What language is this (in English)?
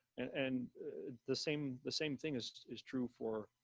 English